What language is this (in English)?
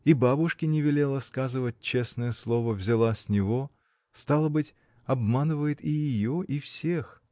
Russian